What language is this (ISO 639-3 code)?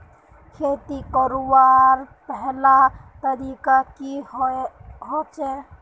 mag